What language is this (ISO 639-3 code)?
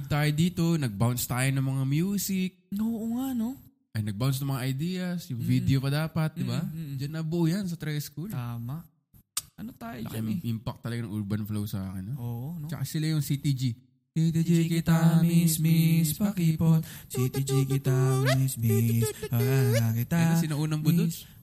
fil